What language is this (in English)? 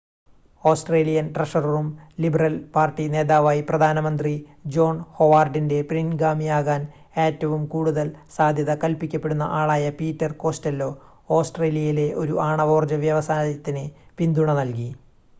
Malayalam